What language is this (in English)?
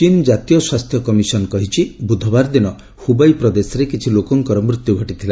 Odia